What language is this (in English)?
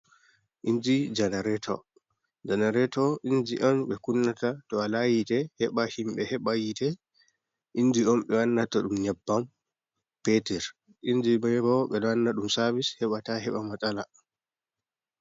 Fula